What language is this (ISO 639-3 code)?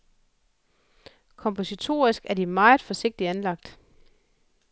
dan